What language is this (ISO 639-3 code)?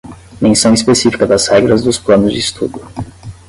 por